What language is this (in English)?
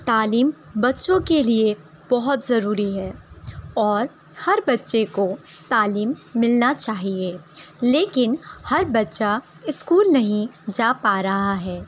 Urdu